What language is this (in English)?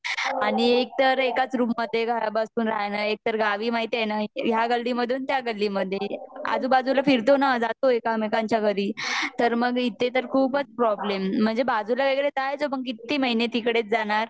Marathi